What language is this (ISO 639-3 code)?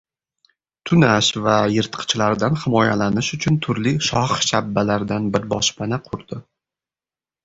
uzb